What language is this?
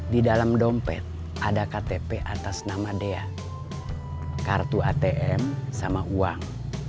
Indonesian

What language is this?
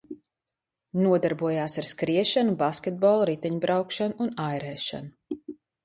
Latvian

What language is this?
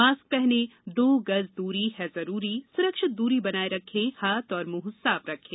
Hindi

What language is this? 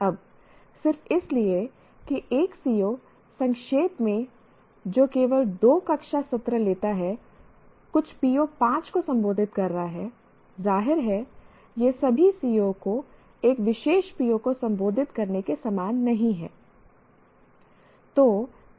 Hindi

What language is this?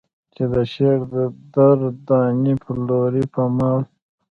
Pashto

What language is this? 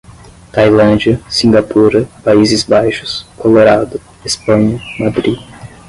Portuguese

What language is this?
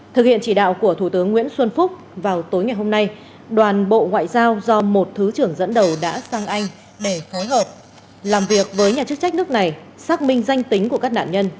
Vietnamese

